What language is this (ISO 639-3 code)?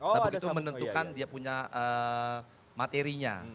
ind